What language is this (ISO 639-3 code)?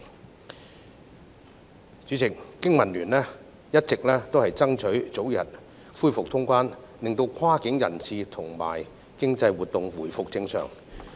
yue